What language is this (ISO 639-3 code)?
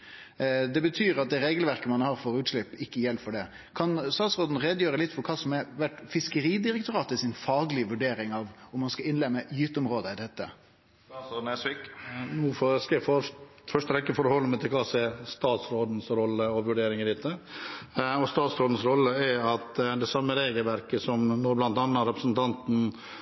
nor